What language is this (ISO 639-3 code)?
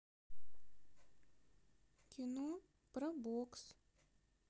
rus